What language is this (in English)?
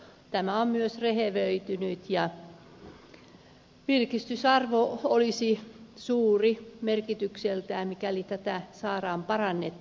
Finnish